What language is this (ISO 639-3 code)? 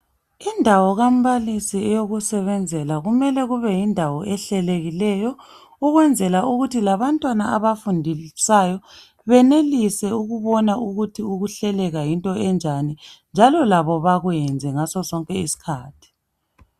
nde